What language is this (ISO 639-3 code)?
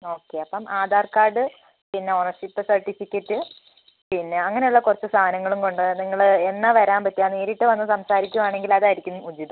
mal